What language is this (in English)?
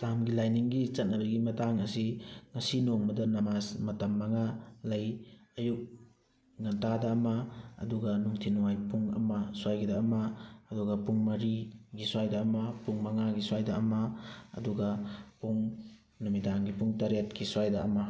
Manipuri